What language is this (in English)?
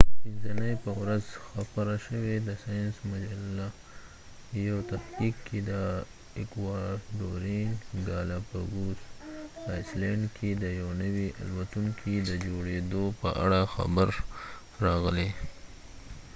Pashto